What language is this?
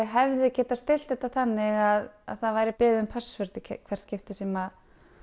Icelandic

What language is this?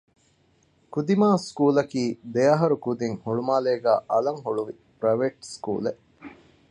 Divehi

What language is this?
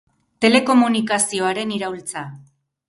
Basque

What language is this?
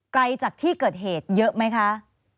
Thai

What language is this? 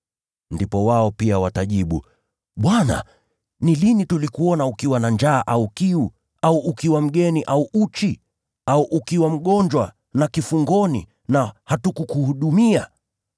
Swahili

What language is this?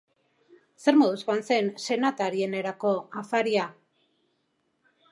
Basque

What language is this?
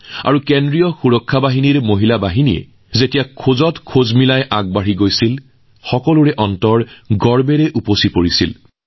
Assamese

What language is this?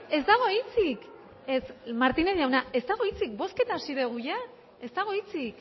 Basque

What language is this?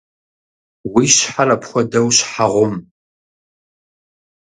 Kabardian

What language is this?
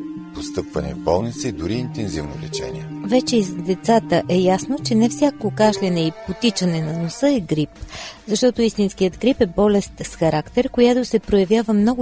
Bulgarian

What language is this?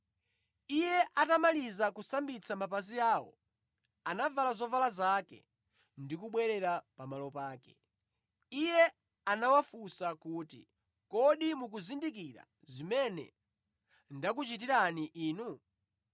Nyanja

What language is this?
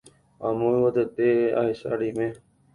Guarani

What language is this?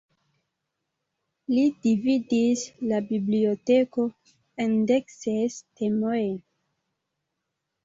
Esperanto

